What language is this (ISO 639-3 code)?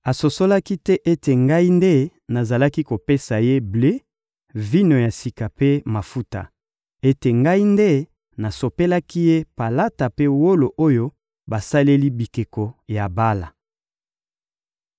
lin